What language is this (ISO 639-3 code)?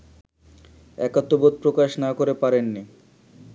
ben